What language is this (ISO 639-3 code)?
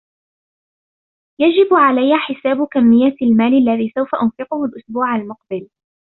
ara